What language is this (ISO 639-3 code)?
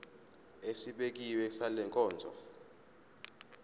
zul